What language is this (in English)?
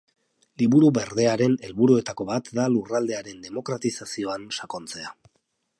Basque